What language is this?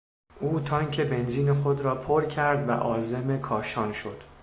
Persian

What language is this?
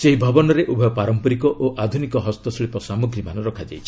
Odia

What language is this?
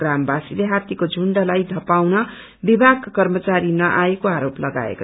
Nepali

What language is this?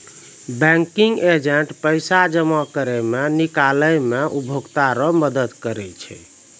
Maithili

